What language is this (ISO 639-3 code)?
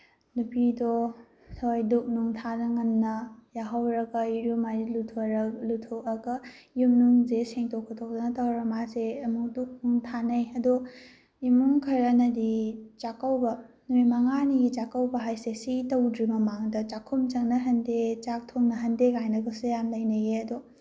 mni